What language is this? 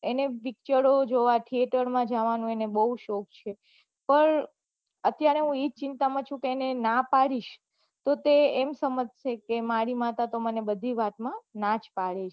Gujarati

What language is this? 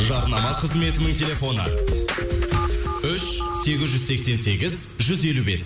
Kazakh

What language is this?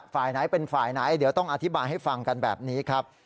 Thai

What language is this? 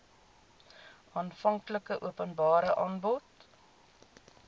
Afrikaans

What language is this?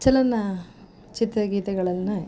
Kannada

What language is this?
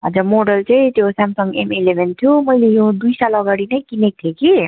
Nepali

